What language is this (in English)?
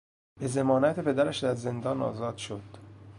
Persian